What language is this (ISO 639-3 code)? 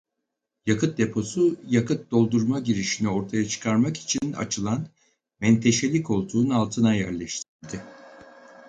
tur